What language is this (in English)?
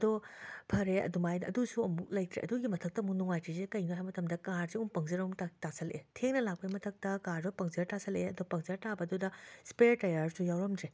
Manipuri